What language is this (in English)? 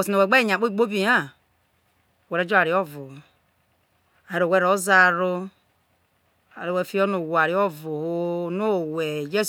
Isoko